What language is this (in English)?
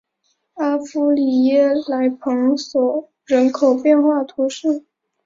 Chinese